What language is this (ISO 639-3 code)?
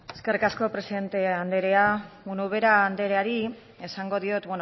eus